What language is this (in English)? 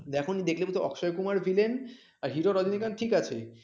Bangla